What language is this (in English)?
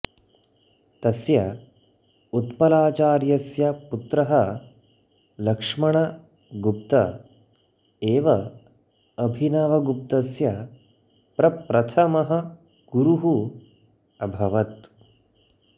Sanskrit